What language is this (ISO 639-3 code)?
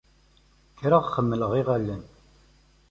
kab